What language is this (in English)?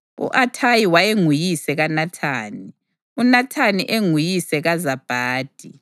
North Ndebele